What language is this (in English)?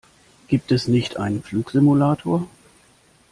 German